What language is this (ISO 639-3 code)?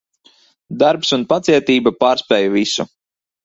lav